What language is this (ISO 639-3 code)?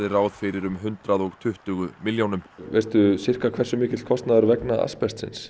isl